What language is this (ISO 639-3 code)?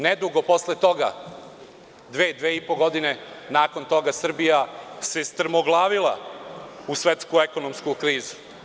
srp